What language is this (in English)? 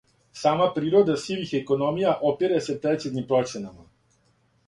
Serbian